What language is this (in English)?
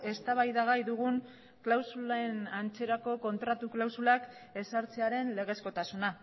Basque